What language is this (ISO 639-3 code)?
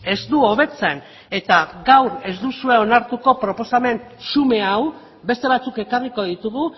eus